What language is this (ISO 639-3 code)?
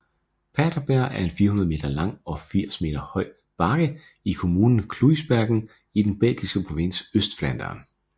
dan